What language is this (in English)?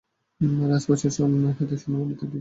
Bangla